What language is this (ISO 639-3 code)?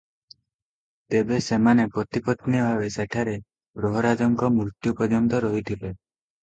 ori